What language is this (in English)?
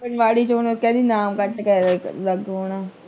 Punjabi